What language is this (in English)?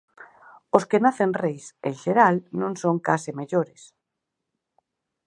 Galician